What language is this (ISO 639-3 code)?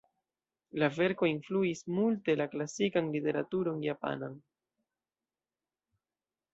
epo